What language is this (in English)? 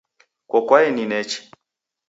Taita